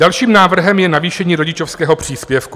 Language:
Czech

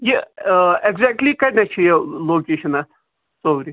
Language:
Kashmiri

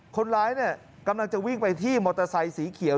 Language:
Thai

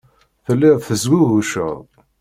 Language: Kabyle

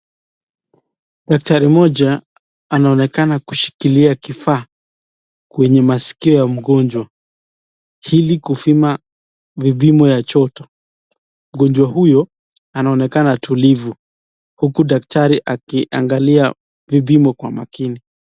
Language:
Swahili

